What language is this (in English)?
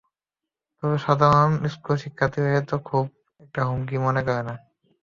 Bangla